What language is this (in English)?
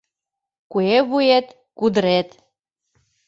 Mari